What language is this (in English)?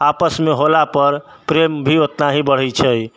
Maithili